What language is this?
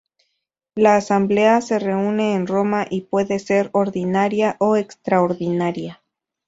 Spanish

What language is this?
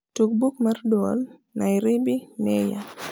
Luo (Kenya and Tanzania)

